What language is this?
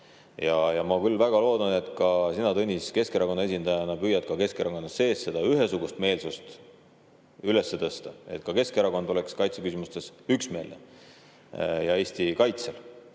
Estonian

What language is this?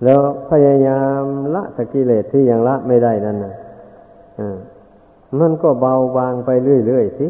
Thai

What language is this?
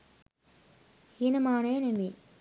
Sinhala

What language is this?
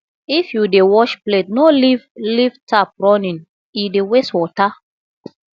Nigerian Pidgin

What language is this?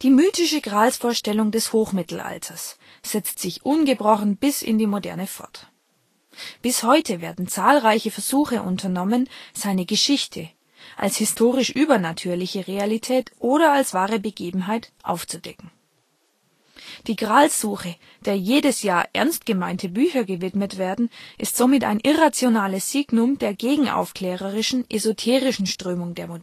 German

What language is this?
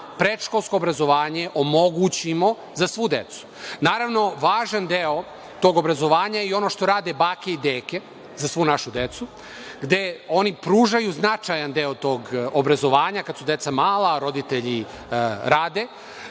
Serbian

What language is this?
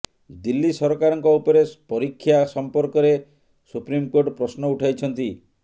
Odia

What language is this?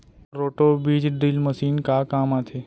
Chhattisgarhi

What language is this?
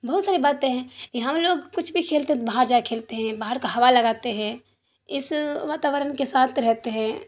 Urdu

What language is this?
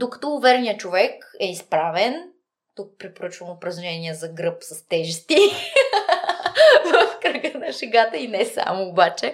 Bulgarian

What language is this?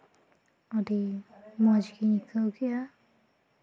Santali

